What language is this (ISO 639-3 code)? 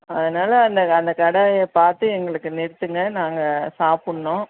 tam